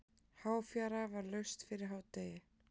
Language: Icelandic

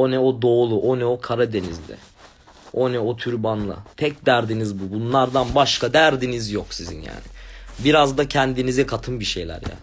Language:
Turkish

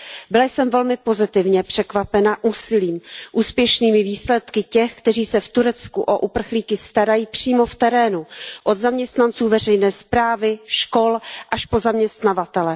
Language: Czech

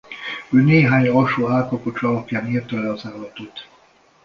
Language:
Hungarian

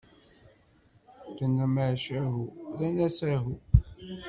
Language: Kabyle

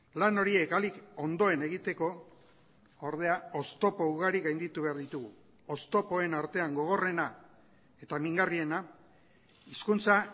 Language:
Basque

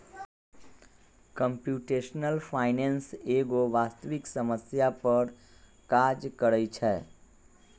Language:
Magahi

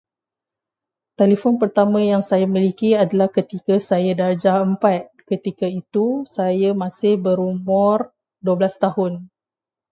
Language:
Malay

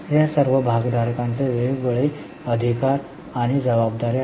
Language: Marathi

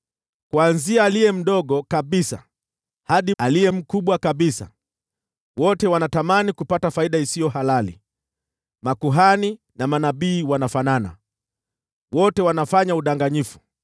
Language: Swahili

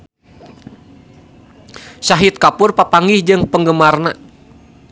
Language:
Sundanese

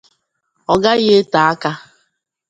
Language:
Igbo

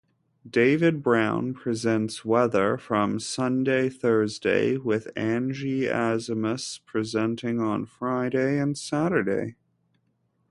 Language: English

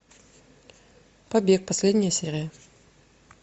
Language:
Russian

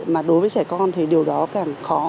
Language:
Vietnamese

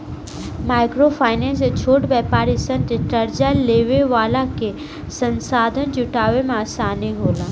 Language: Bhojpuri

